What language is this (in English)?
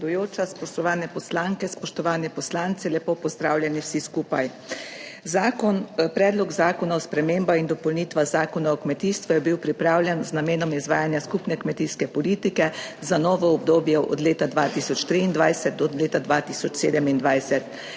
Slovenian